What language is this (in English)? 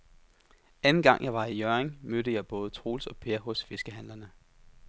Danish